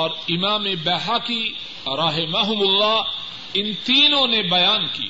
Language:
Urdu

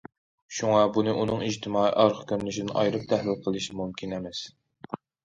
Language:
Uyghur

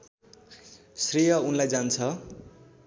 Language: Nepali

